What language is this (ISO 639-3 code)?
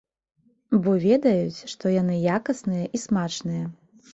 bel